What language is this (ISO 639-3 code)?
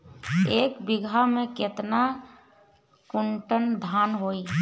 bho